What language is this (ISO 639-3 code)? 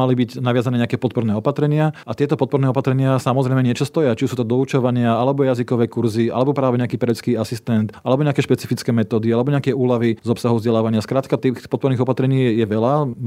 slk